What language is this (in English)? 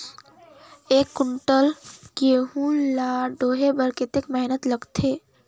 Chhattisgarhi